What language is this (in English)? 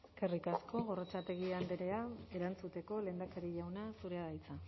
Basque